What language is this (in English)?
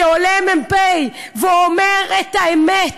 Hebrew